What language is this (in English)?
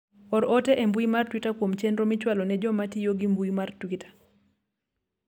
Luo (Kenya and Tanzania)